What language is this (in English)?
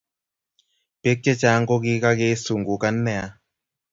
Kalenjin